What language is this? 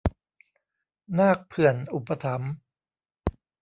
Thai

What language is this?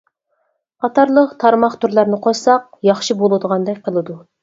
Uyghur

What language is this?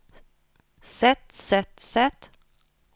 Norwegian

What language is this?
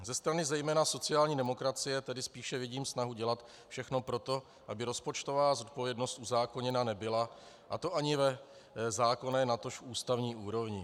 Czech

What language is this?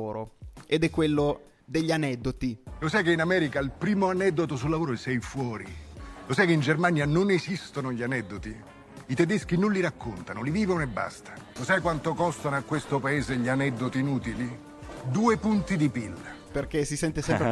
Italian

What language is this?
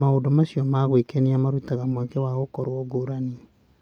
Kikuyu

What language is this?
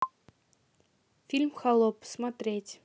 Russian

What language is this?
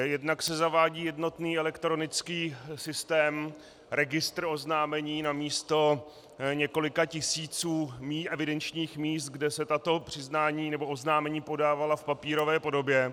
Czech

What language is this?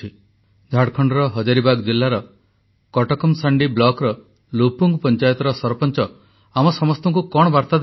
Odia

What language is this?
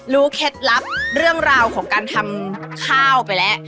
Thai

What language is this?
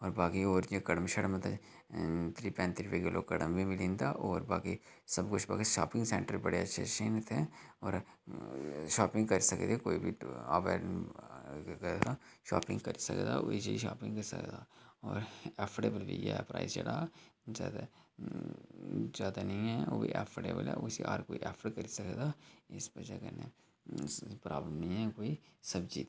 Dogri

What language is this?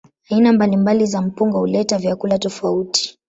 Swahili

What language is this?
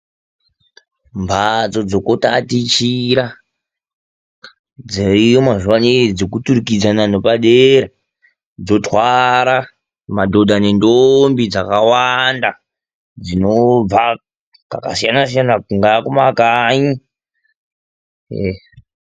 Ndau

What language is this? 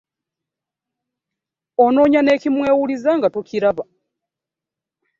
Ganda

